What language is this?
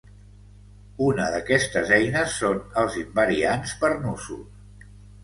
Catalan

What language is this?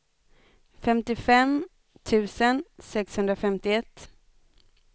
Swedish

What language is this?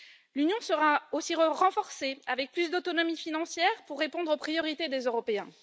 French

